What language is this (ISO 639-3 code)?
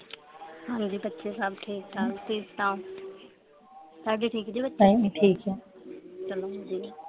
pan